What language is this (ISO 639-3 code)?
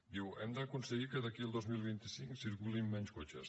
cat